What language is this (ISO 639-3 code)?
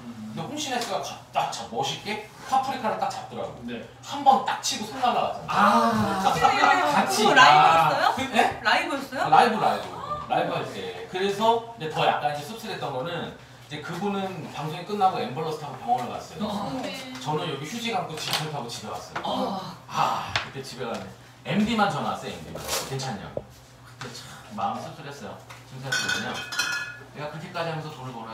kor